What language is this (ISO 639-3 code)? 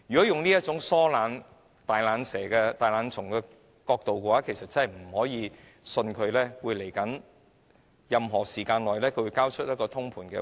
yue